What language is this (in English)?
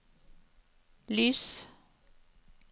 Norwegian